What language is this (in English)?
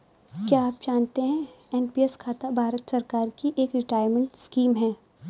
Hindi